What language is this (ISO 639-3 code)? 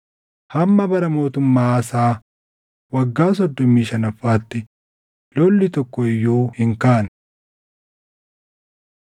orm